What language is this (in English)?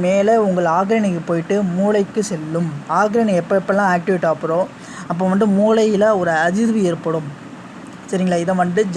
Italian